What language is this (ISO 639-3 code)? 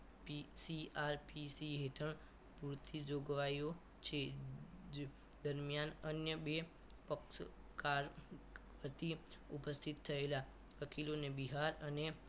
guj